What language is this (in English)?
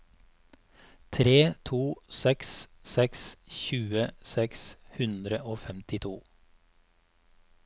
Norwegian